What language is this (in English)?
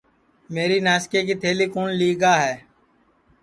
Sansi